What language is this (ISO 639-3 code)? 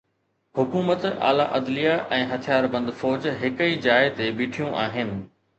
snd